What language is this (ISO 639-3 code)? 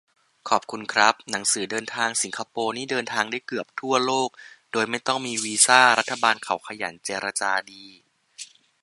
tha